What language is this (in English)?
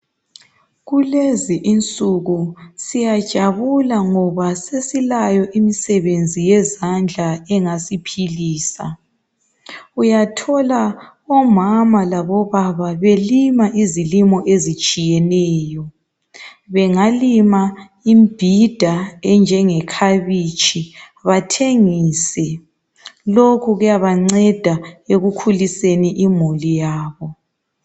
North Ndebele